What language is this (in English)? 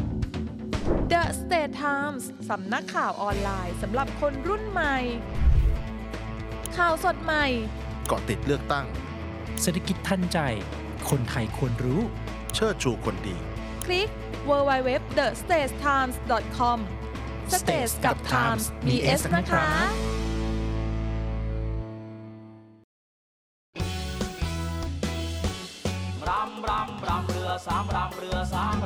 Thai